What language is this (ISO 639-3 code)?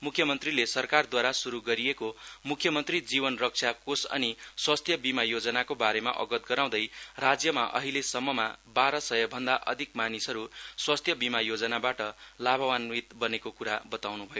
nep